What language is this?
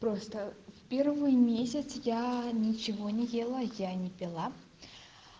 Russian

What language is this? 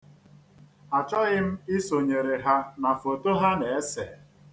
Igbo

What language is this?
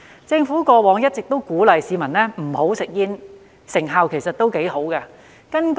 Cantonese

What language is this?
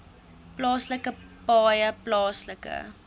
Afrikaans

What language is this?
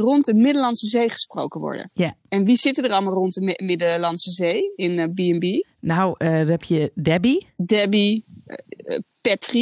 Dutch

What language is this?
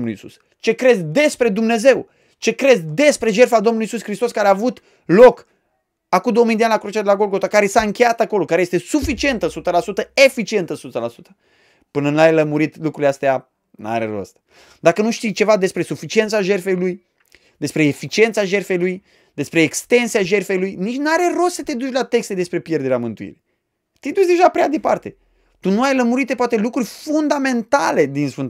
Romanian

